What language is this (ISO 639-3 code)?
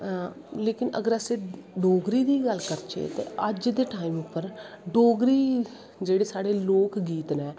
doi